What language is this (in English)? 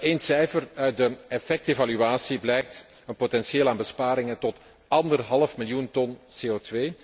Dutch